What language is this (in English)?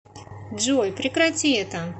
Russian